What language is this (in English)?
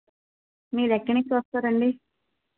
Telugu